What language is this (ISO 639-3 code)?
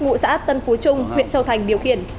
vie